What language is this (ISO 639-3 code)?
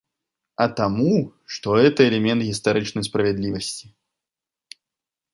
bel